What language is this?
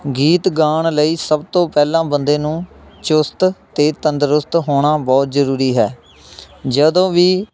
Punjabi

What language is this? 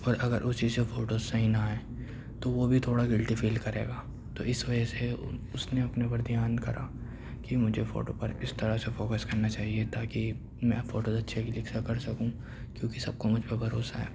Urdu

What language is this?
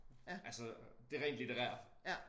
Danish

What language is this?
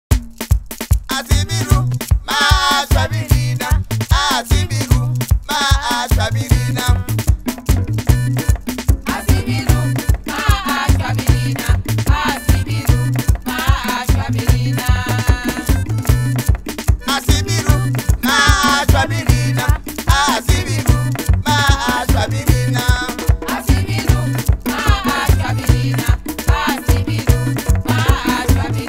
Romanian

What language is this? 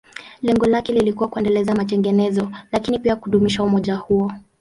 Swahili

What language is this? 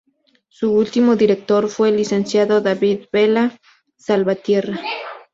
Spanish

